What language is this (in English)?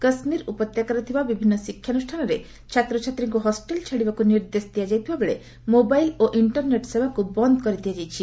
Odia